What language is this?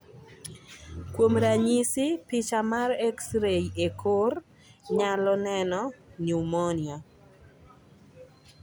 Luo (Kenya and Tanzania)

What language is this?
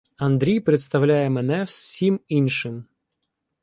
Ukrainian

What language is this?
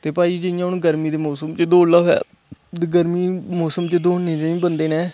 Dogri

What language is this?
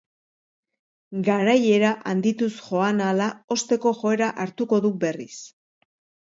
Basque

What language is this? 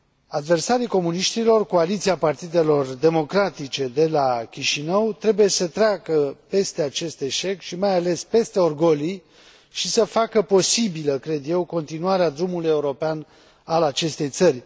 Romanian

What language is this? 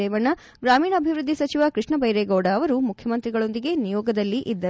Kannada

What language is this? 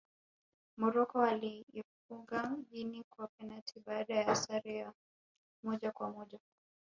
Swahili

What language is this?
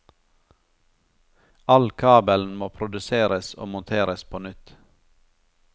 Norwegian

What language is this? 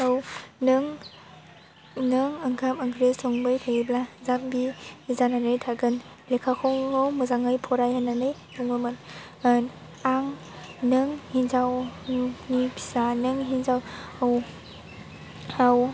Bodo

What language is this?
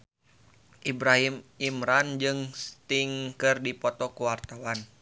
Sundanese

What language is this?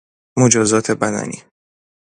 Persian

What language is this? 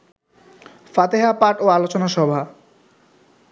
Bangla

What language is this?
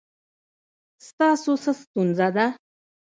Pashto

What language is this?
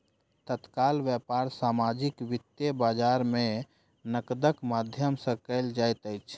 Maithili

